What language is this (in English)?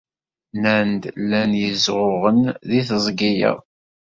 Kabyle